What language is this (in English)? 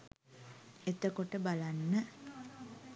Sinhala